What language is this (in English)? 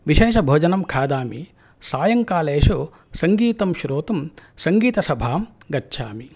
Sanskrit